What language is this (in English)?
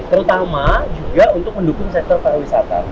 Indonesian